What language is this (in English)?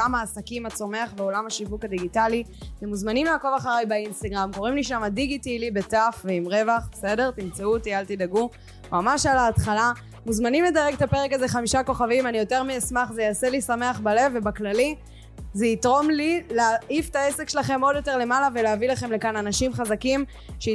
Hebrew